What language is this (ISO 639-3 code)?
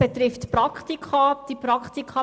gsw